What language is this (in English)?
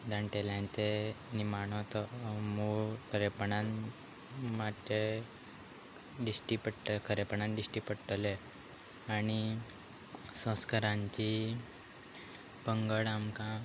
Konkani